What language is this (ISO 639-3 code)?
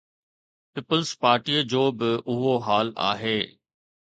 snd